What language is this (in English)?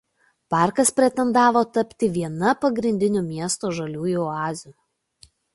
Lithuanian